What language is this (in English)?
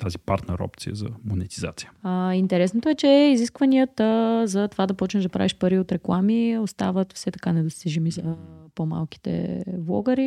Bulgarian